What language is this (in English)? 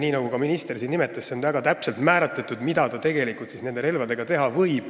Estonian